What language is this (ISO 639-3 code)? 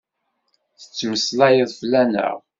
kab